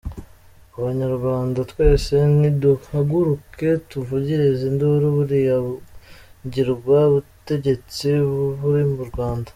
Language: Kinyarwanda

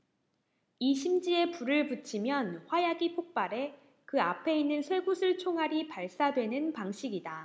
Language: Korean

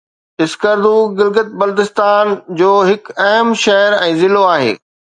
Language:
Sindhi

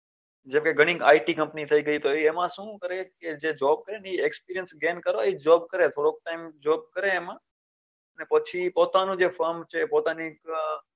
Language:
Gujarati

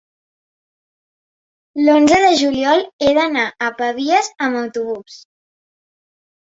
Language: Catalan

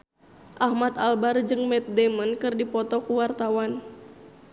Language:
Sundanese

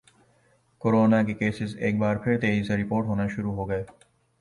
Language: Urdu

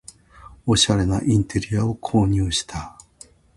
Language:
Japanese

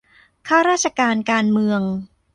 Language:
Thai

